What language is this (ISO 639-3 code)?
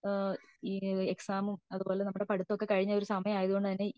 mal